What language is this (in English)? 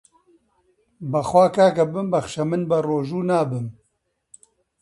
Central Kurdish